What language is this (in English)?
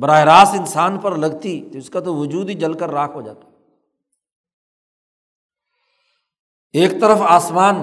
Urdu